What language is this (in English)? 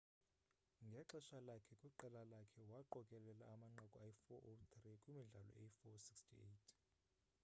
Xhosa